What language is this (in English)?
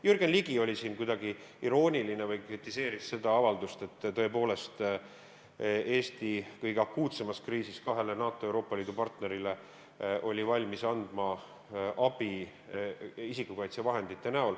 Estonian